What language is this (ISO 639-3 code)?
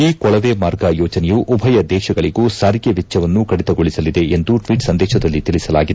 kan